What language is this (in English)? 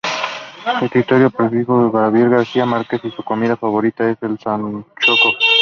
Spanish